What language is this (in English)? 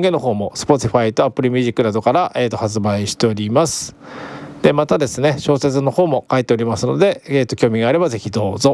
Japanese